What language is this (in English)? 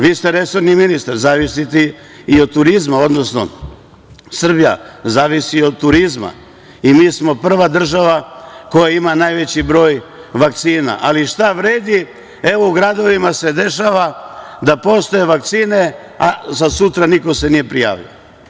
Serbian